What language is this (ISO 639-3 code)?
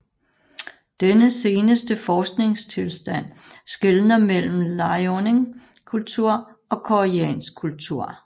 dan